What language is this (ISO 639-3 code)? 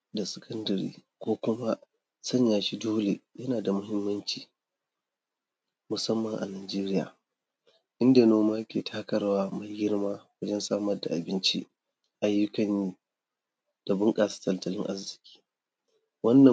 hau